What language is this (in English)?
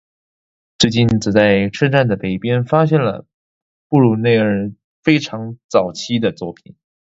Chinese